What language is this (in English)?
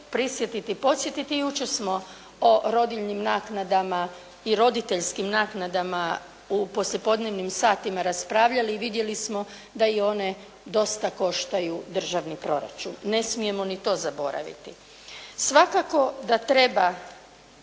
Croatian